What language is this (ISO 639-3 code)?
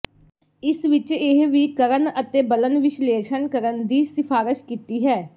pan